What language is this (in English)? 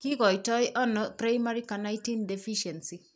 Kalenjin